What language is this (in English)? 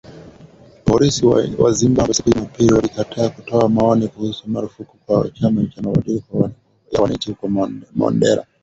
Swahili